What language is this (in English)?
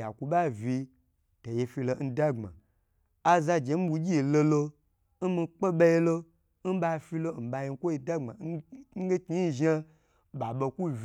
Gbagyi